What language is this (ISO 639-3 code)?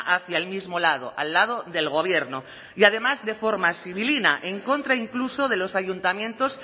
spa